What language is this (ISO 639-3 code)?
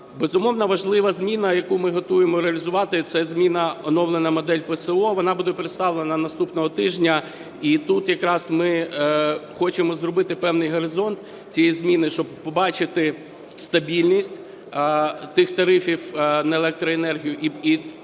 ukr